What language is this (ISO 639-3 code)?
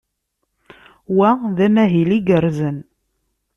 kab